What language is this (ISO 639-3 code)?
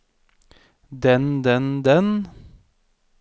nor